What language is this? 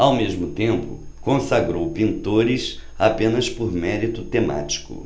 Portuguese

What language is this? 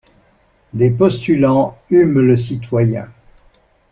French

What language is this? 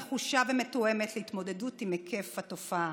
Hebrew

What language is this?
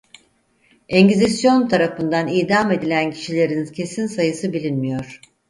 Turkish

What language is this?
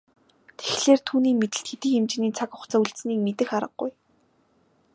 Mongolian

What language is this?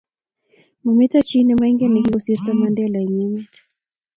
Kalenjin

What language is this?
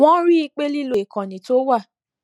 Yoruba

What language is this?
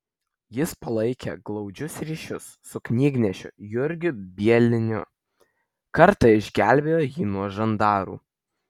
Lithuanian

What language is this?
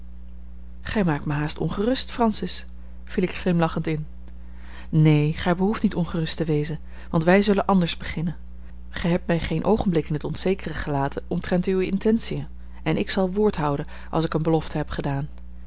Dutch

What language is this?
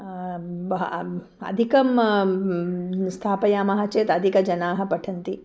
Sanskrit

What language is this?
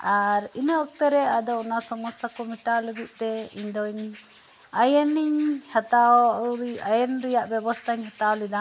Santali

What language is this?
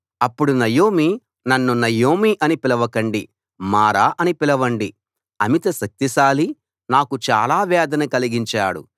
Telugu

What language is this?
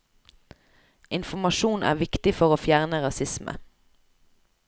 Norwegian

